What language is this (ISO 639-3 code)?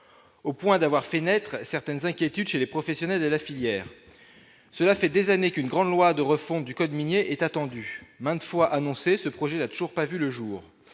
fra